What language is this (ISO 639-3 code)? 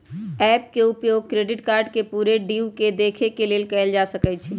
mag